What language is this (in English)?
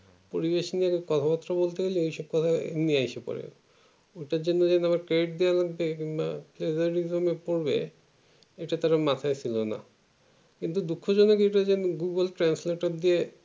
Bangla